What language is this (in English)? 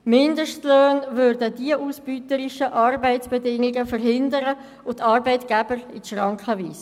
Swiss German